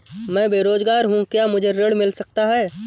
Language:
Hindi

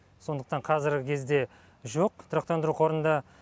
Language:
Kazakh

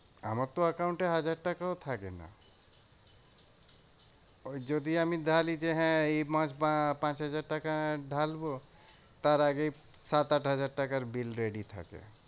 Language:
Bangla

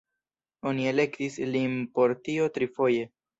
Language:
Esperanto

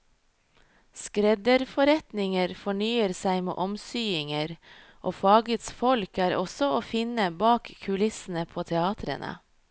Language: Norwegian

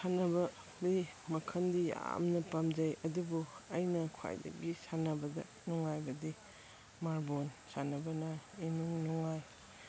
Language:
Manipuri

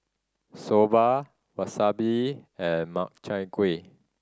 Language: English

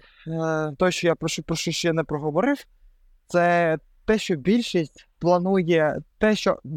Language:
Ukrainian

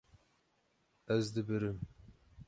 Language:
Kurdish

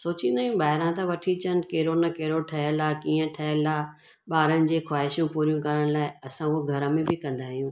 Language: Sindhi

